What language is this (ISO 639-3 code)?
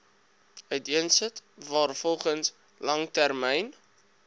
afr